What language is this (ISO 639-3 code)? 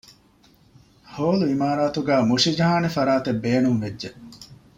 div